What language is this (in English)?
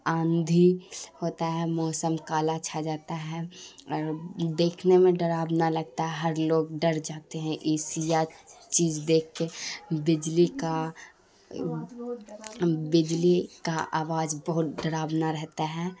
Urdu